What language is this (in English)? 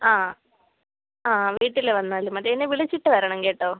Malayalam